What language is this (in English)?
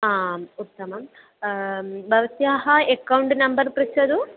Sanskrit